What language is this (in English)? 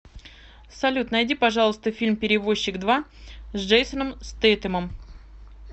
Russian